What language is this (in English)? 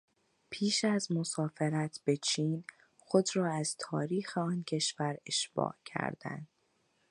Persian